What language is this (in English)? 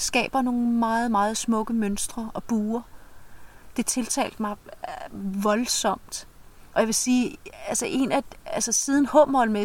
Danish